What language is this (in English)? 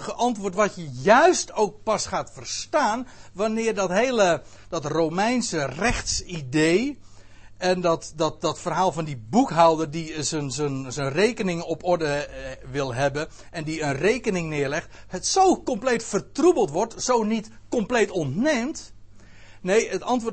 Dutch